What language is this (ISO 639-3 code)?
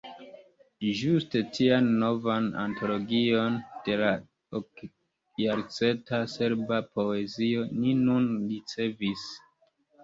epo